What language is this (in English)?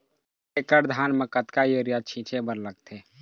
Chhattisgarhi